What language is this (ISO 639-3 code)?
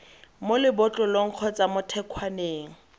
tsn